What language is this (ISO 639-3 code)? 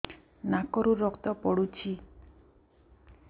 ori